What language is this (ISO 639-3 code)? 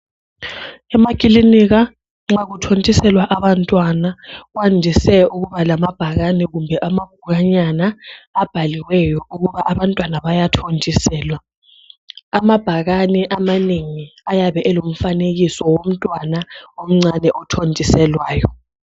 nde